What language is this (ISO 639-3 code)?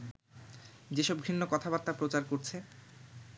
ben